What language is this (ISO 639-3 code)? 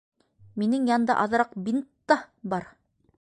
bak